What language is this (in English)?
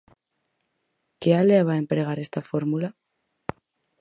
Galician